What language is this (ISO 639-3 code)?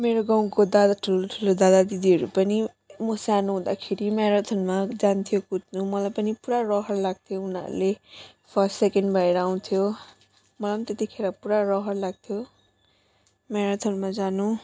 nep